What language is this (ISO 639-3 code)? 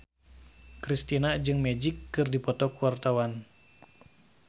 sun